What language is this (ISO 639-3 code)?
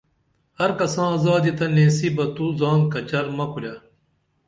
dml